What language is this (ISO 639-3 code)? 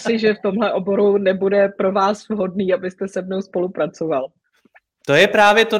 ces